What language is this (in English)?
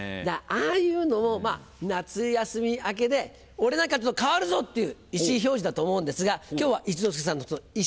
Japanese